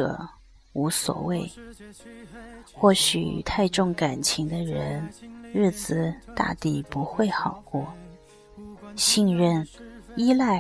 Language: Chinese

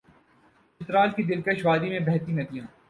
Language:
Urdu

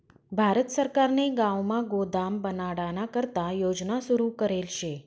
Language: Marathi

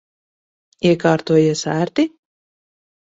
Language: Latvian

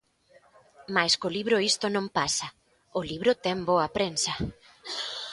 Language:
Galician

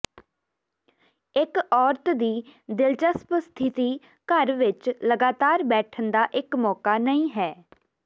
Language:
Punjabi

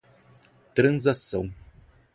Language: Portuguese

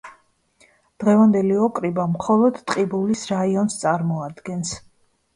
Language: Georgian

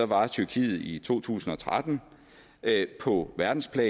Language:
Danish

